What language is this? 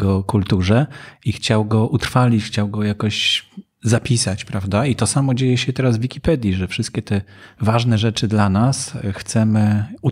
Polish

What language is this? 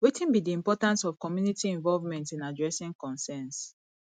Nigerian Pidgin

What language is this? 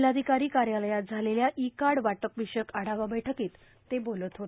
Marathi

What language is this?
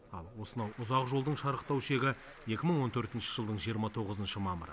Kazakh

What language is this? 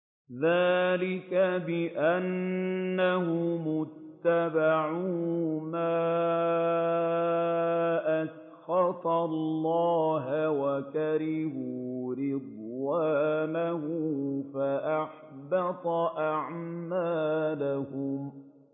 Arabic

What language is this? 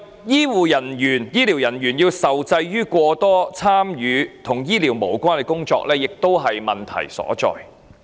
Cantonese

